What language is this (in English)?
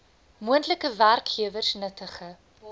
Afrikaans